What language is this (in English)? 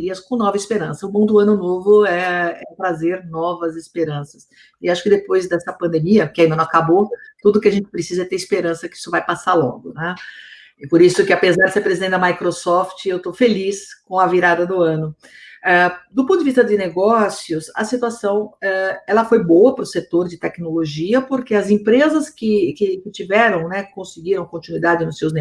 Portuguese